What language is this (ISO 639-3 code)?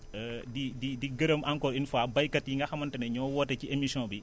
wol